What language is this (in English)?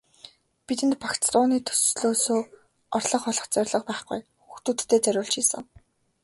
Mongolian